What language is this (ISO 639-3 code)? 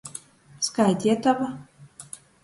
ltg